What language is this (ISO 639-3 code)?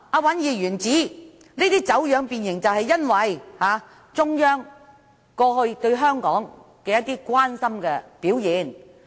yue